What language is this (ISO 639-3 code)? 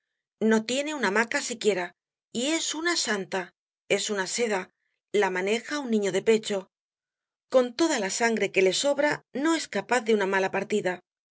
spa